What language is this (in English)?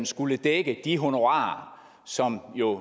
Danish